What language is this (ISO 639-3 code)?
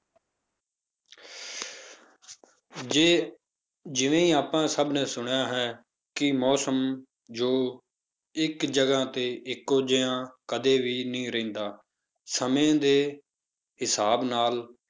pan